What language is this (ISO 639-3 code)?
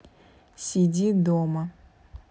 rus